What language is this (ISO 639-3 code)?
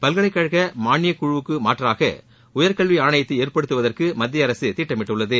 tam